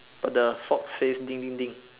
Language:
English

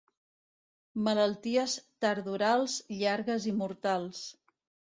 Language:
Catalan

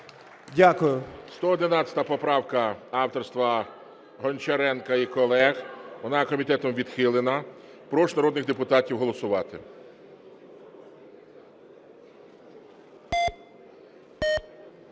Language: Ukrainian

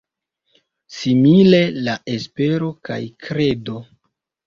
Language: Esperanto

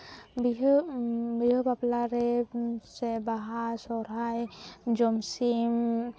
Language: Santali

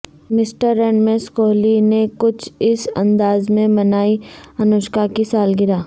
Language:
Urdu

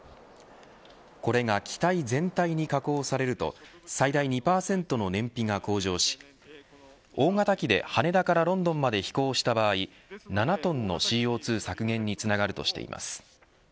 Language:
Japanese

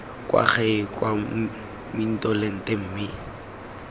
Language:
Tswana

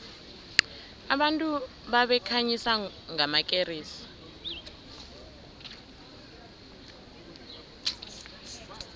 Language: South Ndebele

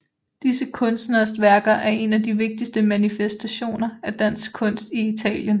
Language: Danish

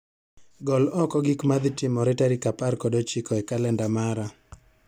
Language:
Luo (Kenya and Tanzania)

